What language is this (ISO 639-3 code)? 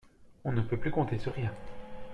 fra